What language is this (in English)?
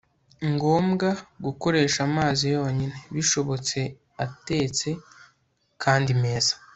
Kinyarwanda